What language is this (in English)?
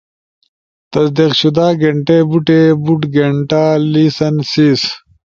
Ushojo